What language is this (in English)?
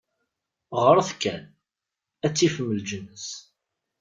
Kabyle